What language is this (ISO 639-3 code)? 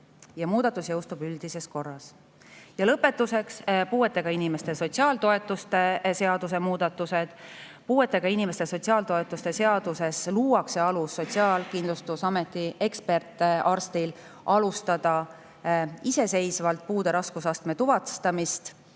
est